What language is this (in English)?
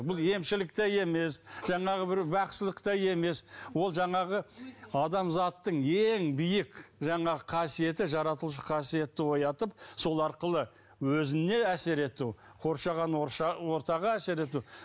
Kazakh